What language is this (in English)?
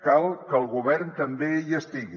Catalan